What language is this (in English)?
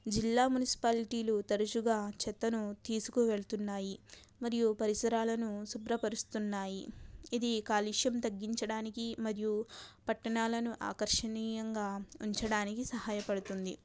Telugu